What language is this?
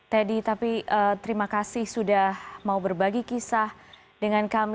Indonesian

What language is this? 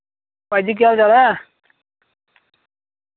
Dogri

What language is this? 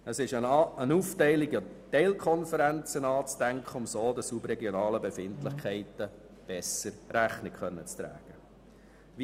Swiss German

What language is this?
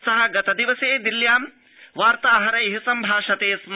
Sanskrit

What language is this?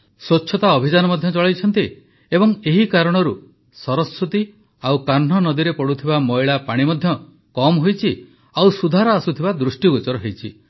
Odia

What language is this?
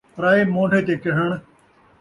Saraiki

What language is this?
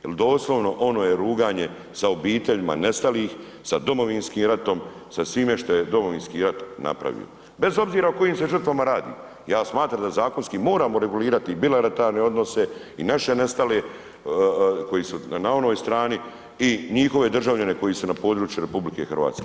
Croatian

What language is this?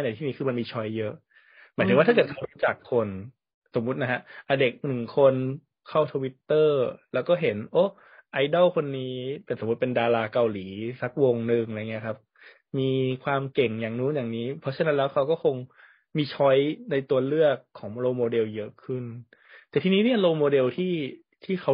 Thai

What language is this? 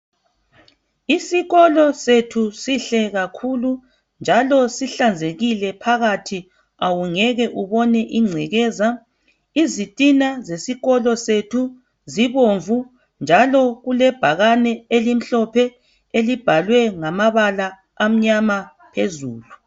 North Ndebele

